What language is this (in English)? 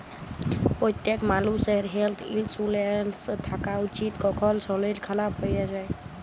Bangla